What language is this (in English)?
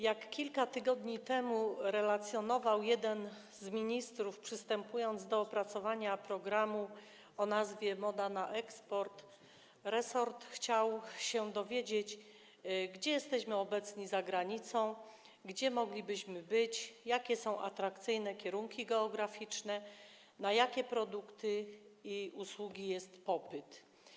Polish